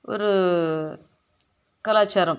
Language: Tamil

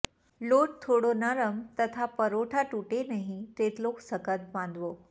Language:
Gujarati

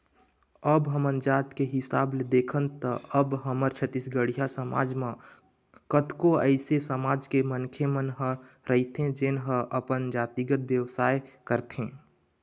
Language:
Chhattisgarhi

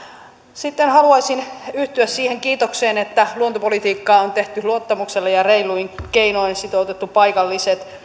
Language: Finnish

